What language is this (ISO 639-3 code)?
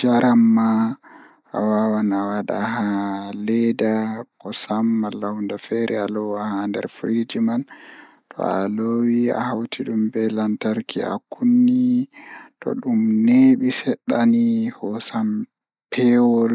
ful